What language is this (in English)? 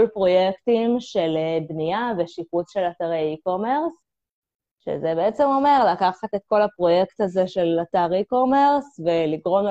Hebrew